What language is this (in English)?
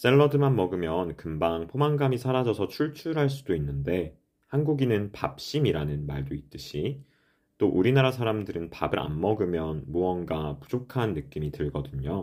Korean